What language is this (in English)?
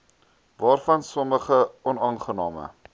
Afrikaans